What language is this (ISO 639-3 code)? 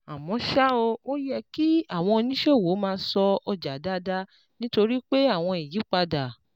yor